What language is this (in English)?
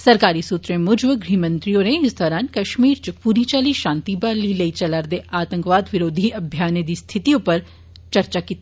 Dogri